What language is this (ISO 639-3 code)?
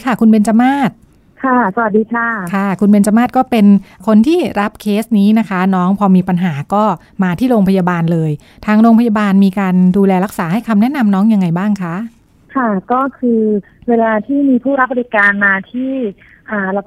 tha